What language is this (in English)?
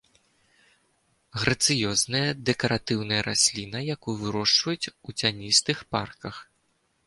Belarusian